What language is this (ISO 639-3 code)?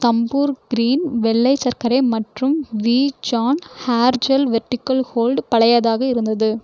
tam